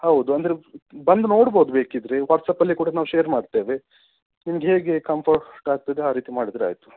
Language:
Kannada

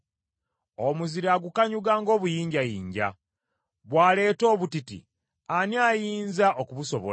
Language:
Ganda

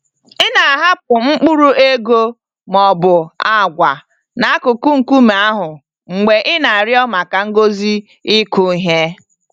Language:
Igbo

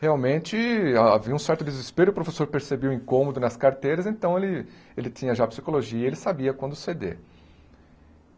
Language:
Portuguese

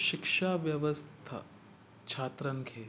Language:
Sindhi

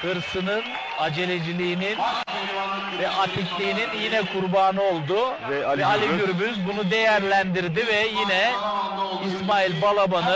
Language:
Turkish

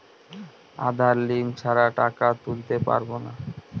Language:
Bangla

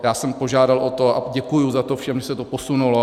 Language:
Czech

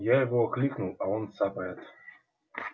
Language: Russian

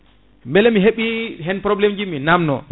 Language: Fula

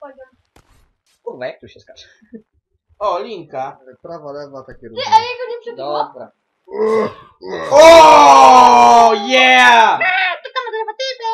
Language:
Polish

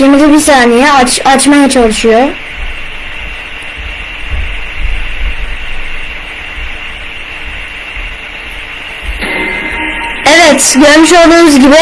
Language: Turkish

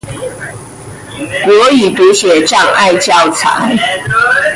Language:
Chinese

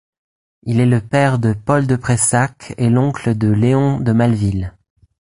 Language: French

